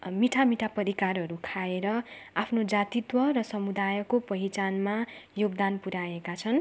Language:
Nepali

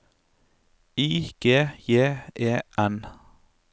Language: Norwegian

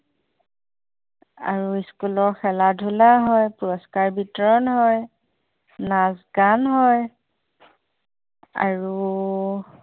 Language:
Assamese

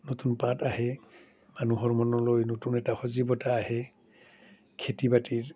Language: Assamese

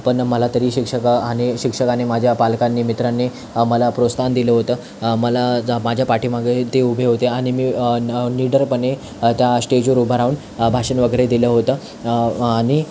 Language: Marathi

